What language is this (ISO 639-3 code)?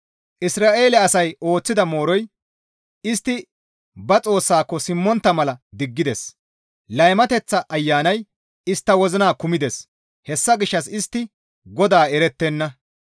gmv